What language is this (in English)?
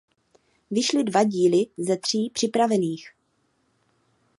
Czech